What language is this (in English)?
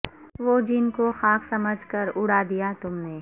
Urdu